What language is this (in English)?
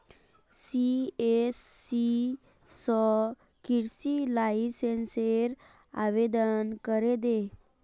Magahi